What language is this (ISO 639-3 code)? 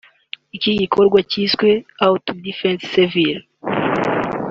kin